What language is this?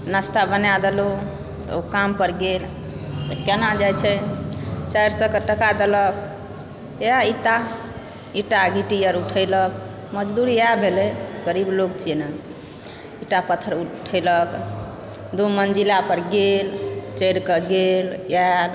Maithili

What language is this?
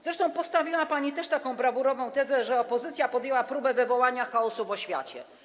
Polish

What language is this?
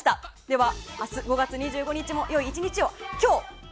Japanese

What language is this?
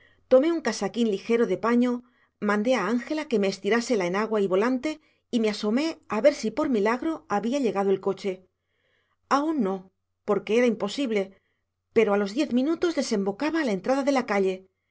Spanish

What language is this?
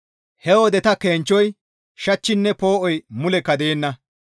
Gamo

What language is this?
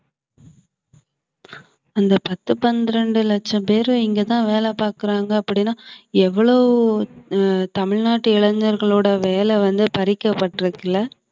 Tamil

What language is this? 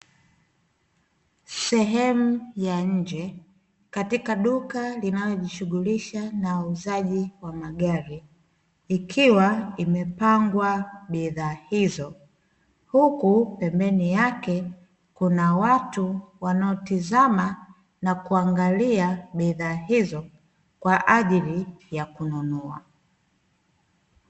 Swahili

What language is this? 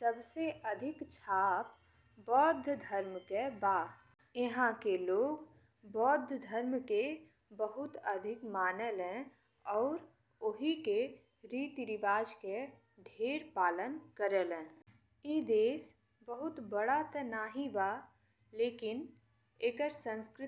Bhojpuri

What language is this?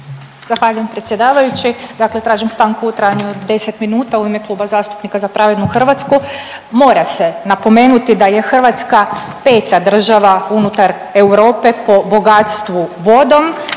Croatian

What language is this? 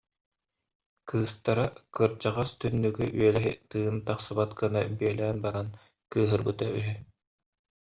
Yakut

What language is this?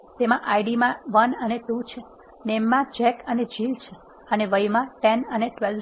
Gujarati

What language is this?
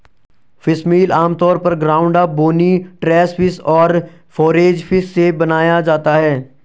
Hindi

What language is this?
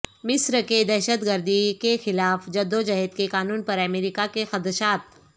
Urdu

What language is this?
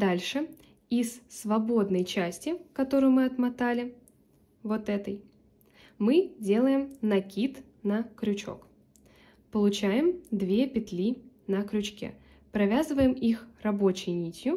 Russian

